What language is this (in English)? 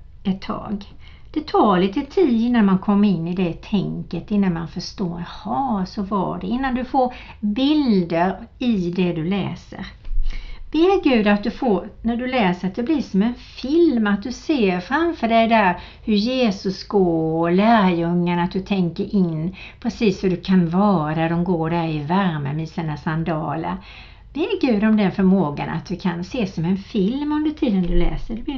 Swedish